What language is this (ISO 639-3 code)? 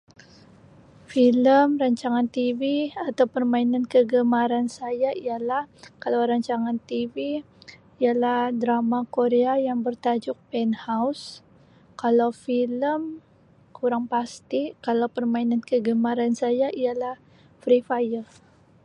msi